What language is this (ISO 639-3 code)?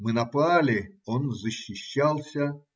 rus